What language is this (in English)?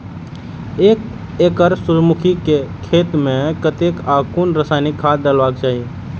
Maithili